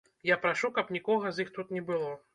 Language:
Belarusian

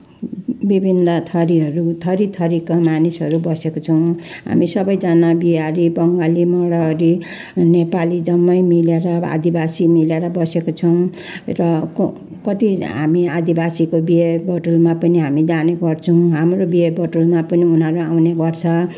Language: Nepali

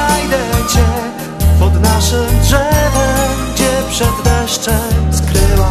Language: Polish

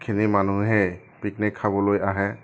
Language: Assamese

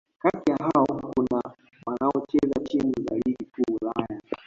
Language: Swahili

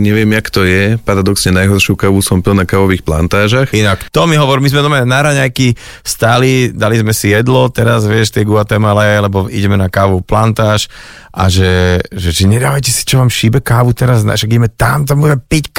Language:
Slovak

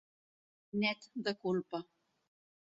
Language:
Catalan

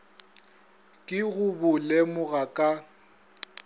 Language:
Northern Sotho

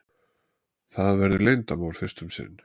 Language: Icelandic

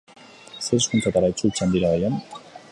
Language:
Basque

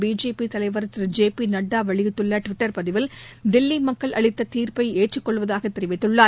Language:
Tamil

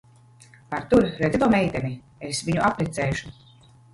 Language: Latvian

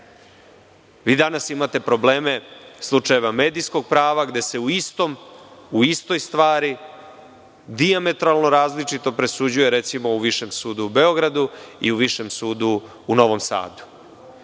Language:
Serbian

